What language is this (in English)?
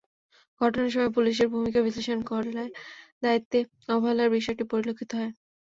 Bangla